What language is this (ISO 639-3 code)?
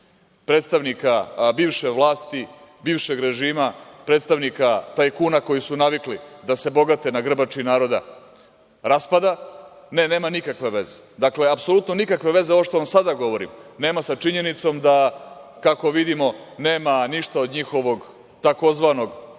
srp